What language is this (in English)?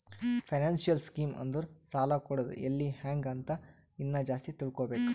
Kannada